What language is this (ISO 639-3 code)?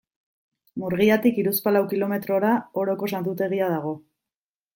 eus